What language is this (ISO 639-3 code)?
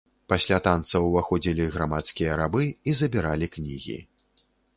bel